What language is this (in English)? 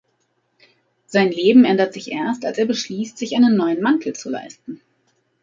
German